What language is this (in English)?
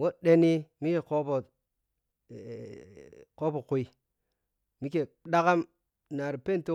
Piya-Kwonci